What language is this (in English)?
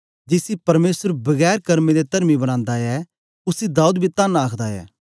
Dogri